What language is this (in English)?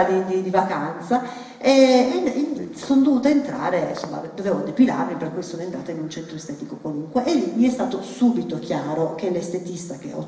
Italian